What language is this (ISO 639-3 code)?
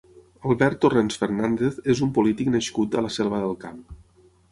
cat